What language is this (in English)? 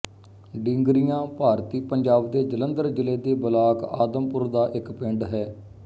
Punjabi